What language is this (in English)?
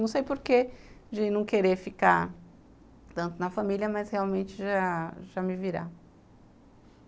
Portuguese